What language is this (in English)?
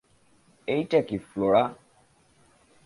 Bangla